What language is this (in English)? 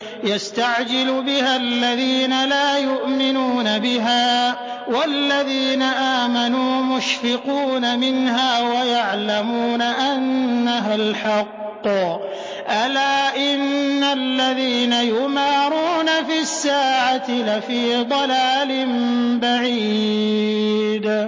Arabic